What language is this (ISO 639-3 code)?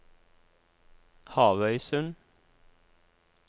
nor